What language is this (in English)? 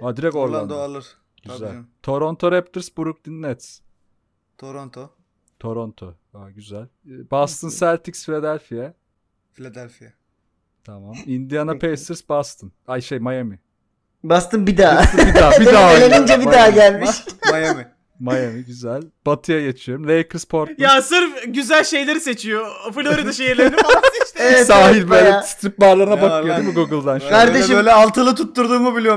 Turkish